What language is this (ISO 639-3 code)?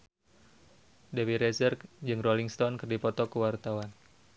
sun